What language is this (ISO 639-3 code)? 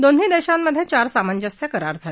mar